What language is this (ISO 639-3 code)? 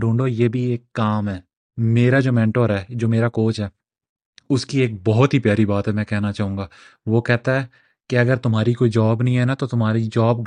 urd